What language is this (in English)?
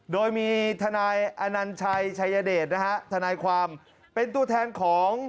Thai